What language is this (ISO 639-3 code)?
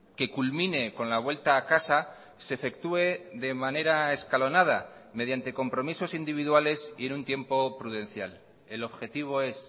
spa